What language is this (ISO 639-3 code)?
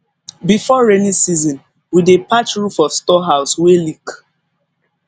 pcm